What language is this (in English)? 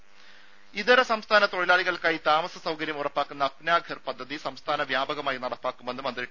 Malayalam